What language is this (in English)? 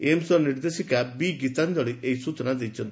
Odia